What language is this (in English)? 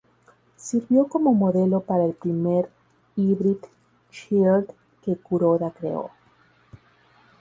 Spanish